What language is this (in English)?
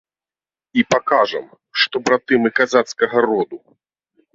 Belarusian